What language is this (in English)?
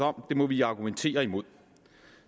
Danish